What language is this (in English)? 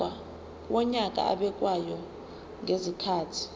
Zulu